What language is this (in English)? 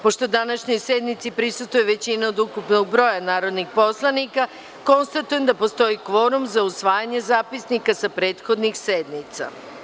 Serbian